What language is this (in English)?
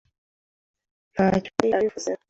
Kinyarwanda